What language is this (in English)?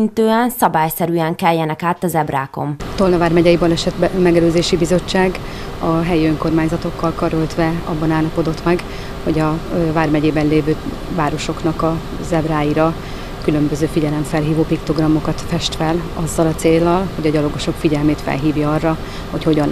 Hungarian